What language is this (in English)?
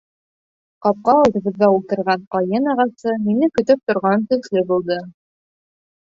Bashkir